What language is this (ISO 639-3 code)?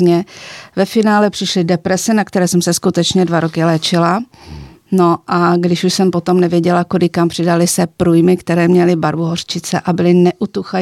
ces